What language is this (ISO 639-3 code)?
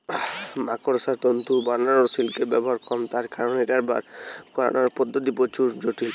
ben